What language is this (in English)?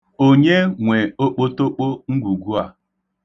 Igbo